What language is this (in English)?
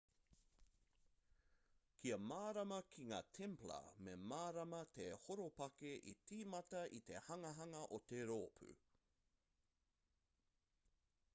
Māori